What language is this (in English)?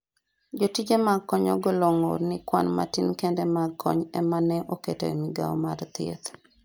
Luo (Kenya and Tanzania)